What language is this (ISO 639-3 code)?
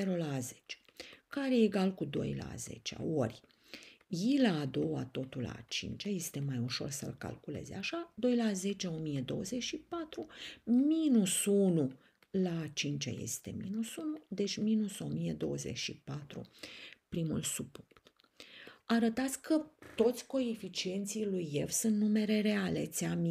ron